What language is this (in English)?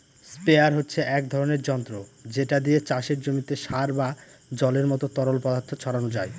Bangla